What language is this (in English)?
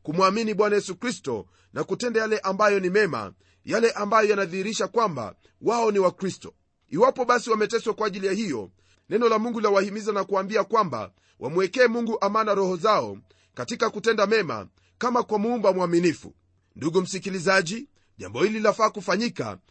Swahili